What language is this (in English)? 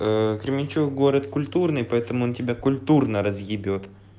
Russian